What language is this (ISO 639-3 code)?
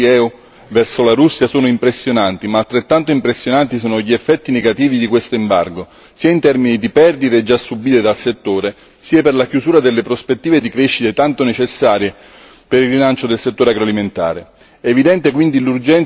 ita